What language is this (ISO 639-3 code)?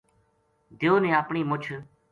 gju